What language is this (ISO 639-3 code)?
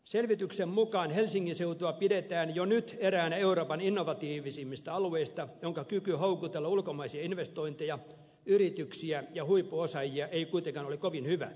fin